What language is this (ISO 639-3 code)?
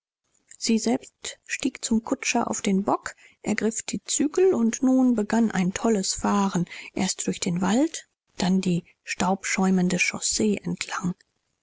deu